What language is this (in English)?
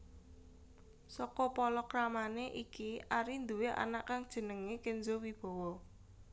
Javanese